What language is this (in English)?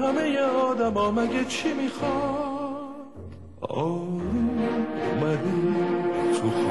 Persian